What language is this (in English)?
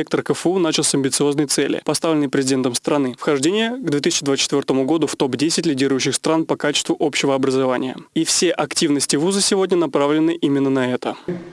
Russian